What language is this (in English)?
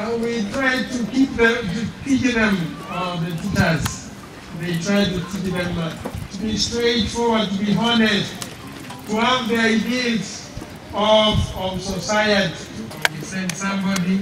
English